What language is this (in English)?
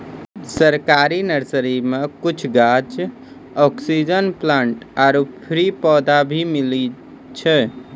Maithili